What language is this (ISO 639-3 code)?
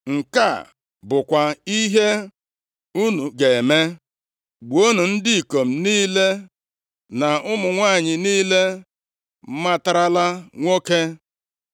ibo